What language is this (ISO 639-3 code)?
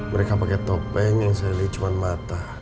ind